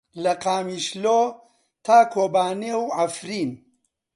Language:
Central Kurdish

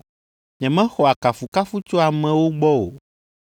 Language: Ewe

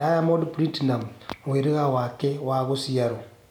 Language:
Kikuyu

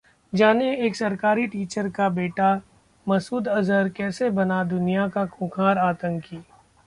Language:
Hindi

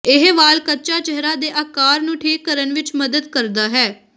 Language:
Punjabi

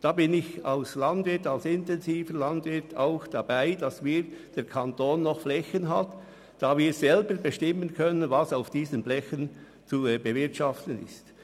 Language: Swiss German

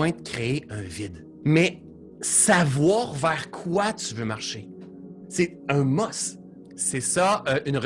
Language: French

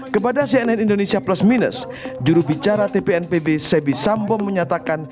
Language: Indonesian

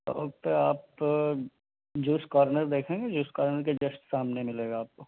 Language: Urdu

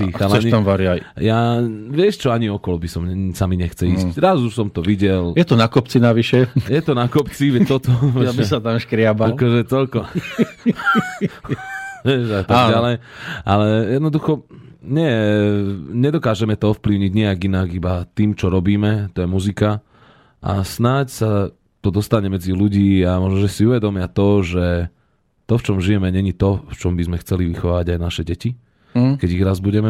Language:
Slovak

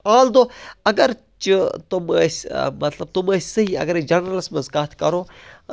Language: Kashmiri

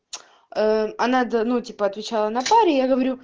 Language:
Russian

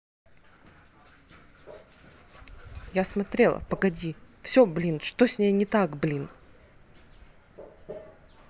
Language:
Russian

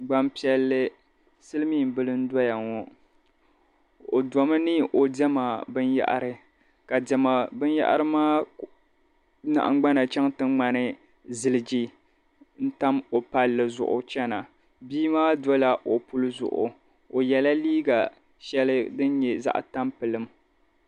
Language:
Dagbani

